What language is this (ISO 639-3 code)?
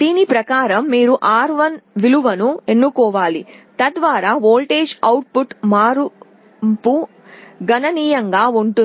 tel